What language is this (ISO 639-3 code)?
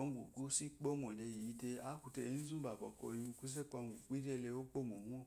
afo